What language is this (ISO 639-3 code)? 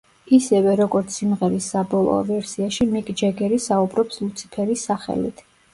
kat